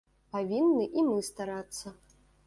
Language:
Belarusian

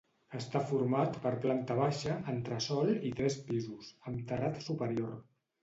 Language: Catalan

